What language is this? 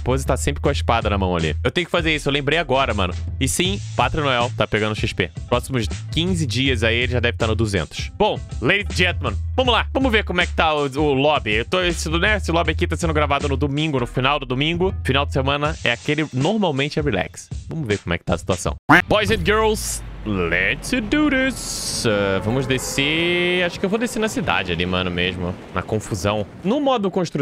Portuguese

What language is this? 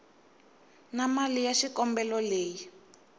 Tsonga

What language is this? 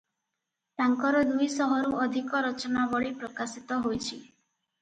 Odia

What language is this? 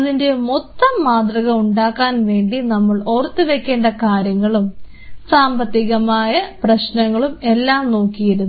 Malayalam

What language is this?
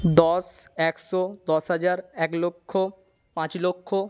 Bangla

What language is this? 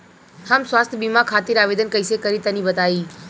Bhojpuri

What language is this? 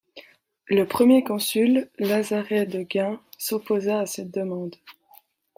French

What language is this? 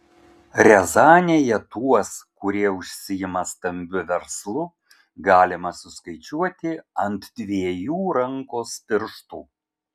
Lithuanian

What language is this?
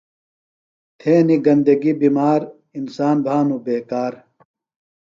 Phalura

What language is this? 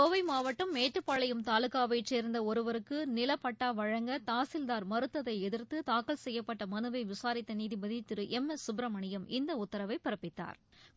Tamil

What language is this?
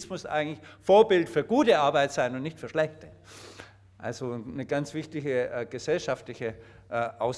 German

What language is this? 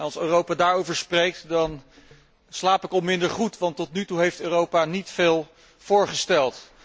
Dutch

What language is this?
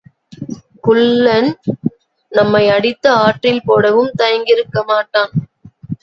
Tamil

